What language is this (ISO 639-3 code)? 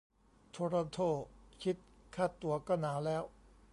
tha